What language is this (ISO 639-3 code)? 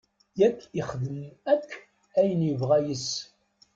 kab